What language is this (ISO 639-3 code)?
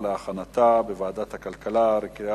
heb